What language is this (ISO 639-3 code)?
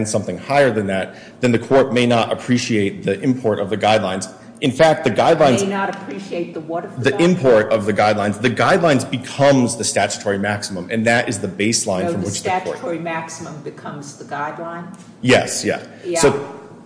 eng